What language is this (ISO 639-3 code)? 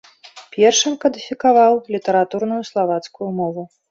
bel